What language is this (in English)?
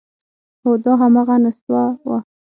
Pashto